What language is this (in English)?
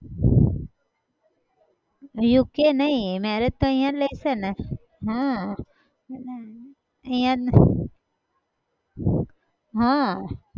Gujarati